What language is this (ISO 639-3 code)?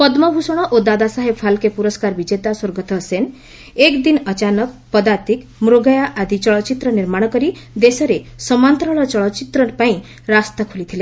ori